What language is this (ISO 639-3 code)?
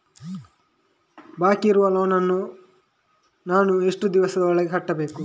kan